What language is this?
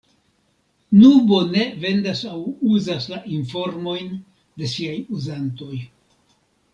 Esperanto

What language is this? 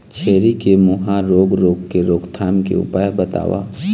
Chhattisgarhi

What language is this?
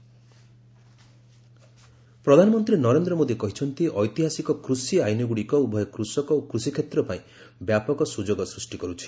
Odia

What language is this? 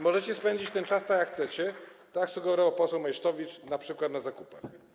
Polish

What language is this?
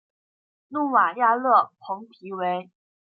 Chinese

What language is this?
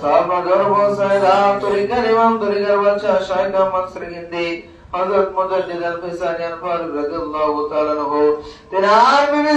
Bangla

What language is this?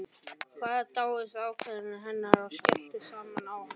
Icelandic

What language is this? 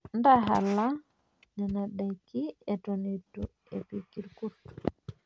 Masai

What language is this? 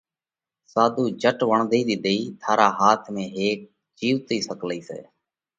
Parkari Koli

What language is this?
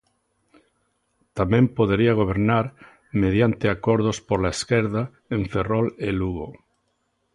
Galician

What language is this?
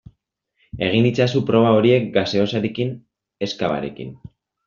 Basque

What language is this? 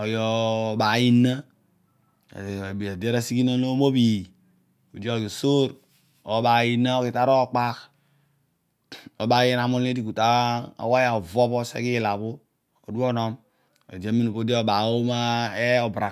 Odual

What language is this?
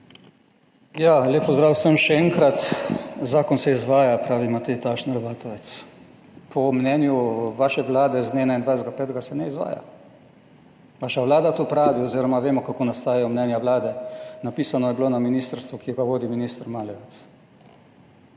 Slovenian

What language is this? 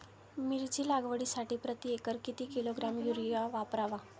Marathi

